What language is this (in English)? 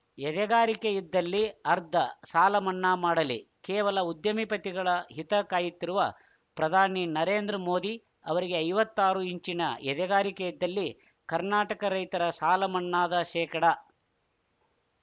Kannada